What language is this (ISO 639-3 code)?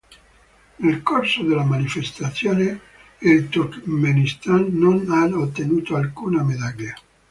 ita